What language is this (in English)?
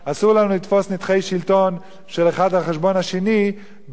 Hebrew